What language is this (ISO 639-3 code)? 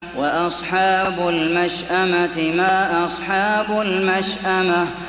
ara